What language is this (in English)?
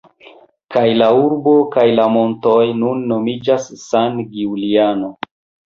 Esperanto